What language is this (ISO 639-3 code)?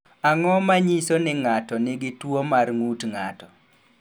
luo